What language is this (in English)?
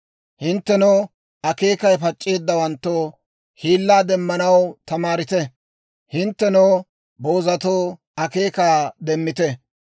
Dawro